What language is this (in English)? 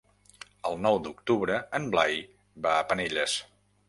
Catalan